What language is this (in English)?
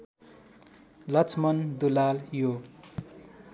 Nepali